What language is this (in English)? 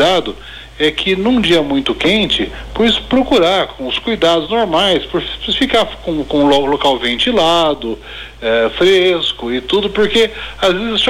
Portuguese